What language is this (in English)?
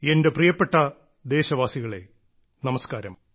Malayalam